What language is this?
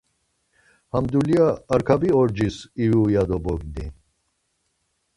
Laz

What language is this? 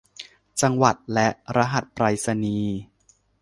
Thai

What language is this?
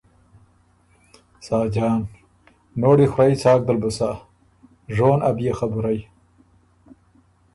Ormuri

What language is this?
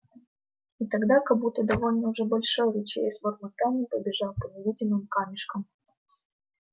Russian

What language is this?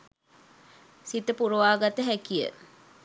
Sinhala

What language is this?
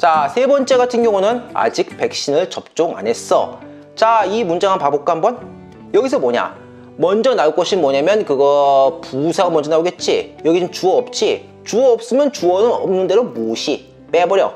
Korean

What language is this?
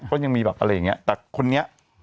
Thai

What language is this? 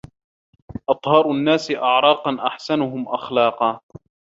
Arabic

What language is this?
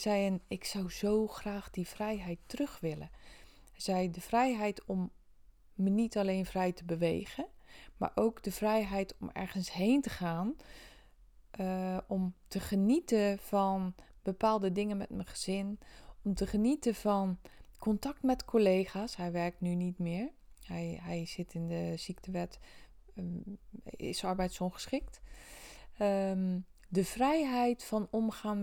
Dutch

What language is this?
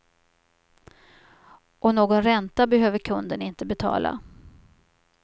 Swedish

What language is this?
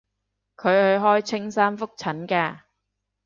Cantonese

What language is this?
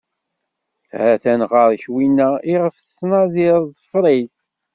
Kabyle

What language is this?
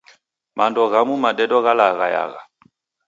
Taita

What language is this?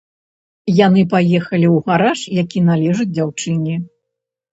Belarusian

